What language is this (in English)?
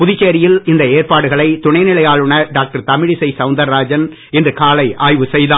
Tamil